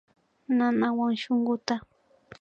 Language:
Imbabura Highland Quichua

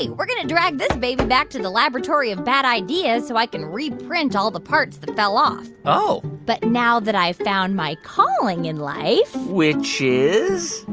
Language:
English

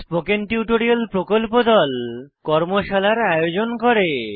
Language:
Bangla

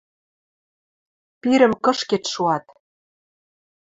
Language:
Western Mari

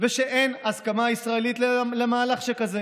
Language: Hebrew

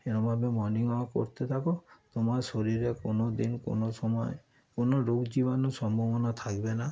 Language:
Bangla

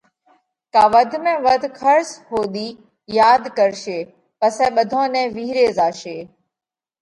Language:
Parkari Koli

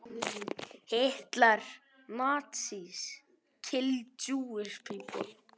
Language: Icelandic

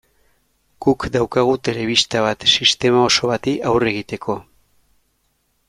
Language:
Basque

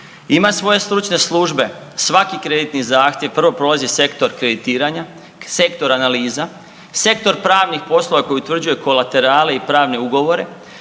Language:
Croatian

